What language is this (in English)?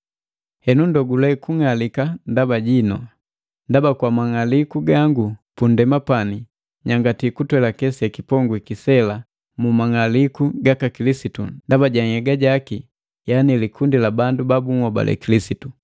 Matengo